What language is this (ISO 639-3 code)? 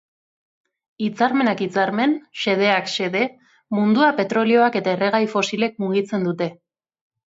eus